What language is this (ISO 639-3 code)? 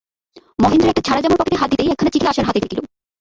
ben